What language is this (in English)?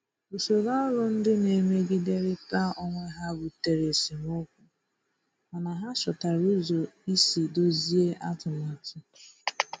Igbo